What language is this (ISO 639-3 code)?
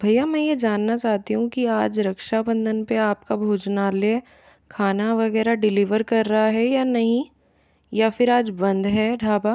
hin